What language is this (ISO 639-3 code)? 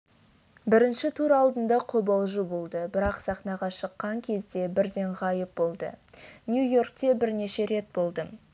kaz